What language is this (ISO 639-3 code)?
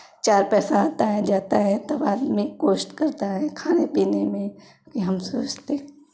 hin